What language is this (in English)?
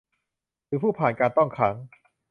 Thai